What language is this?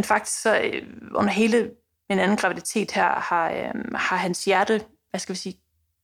Danish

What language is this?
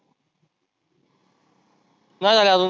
Marathi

